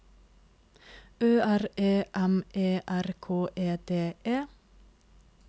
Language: Norwegian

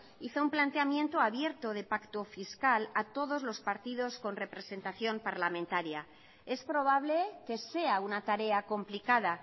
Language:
Spanish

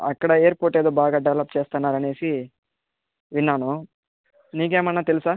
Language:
Telugu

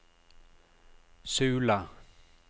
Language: Norwegian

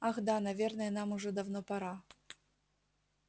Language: Russian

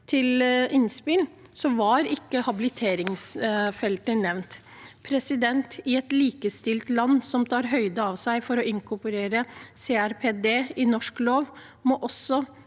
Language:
Norwegian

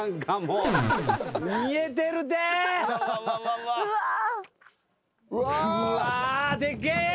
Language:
Japanese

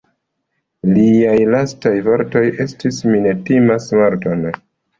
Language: Esperanto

